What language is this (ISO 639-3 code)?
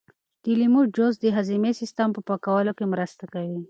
pus